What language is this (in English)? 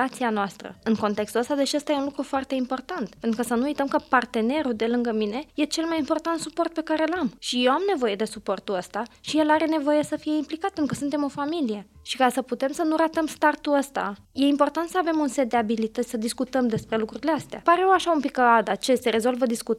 Romanian